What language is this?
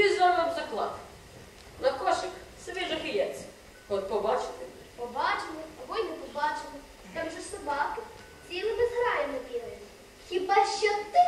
Ukrainian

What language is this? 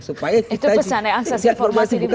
Indonesian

